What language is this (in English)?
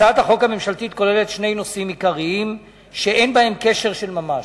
Hebrew